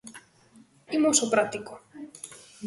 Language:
Galician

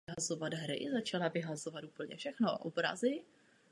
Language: Czech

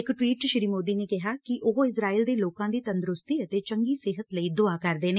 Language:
Punjabi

